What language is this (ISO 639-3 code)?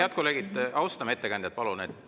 est